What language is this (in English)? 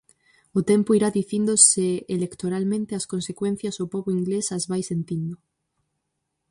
Galician